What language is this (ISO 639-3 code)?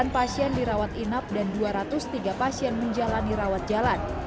ind